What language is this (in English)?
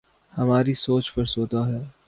Urdu